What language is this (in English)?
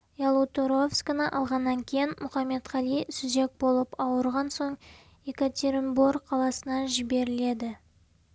Kazakh